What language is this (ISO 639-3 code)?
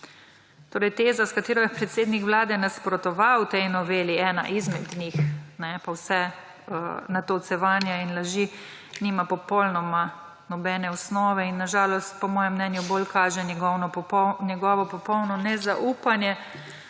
slv